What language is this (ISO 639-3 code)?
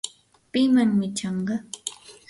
qur